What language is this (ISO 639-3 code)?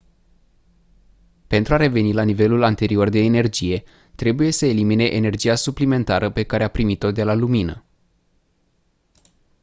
ron